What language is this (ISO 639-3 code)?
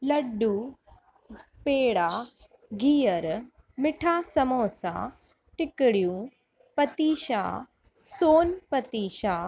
snd